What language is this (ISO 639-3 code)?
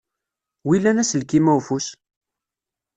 kab